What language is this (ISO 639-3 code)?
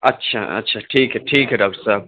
urd